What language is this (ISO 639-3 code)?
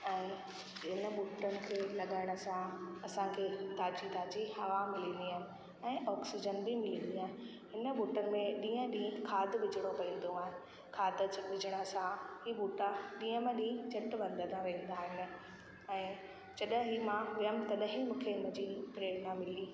snd